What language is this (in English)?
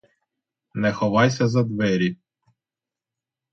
Ukrainian